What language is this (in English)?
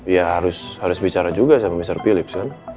Indonesian